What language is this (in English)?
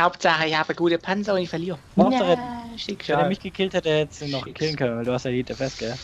German